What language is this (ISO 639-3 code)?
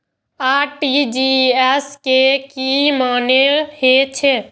mai